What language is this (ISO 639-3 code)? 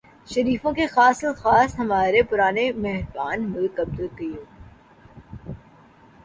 urd